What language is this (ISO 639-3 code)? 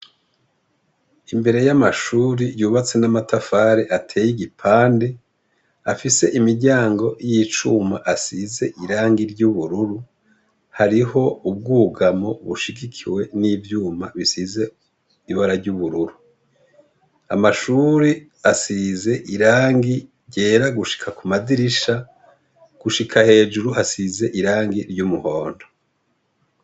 run